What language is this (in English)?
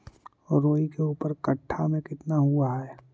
Magahi